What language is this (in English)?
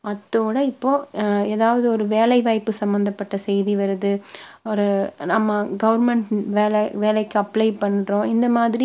Tamil